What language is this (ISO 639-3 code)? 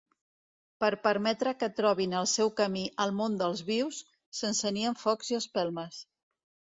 cat